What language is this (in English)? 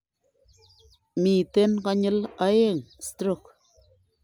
Kalenjin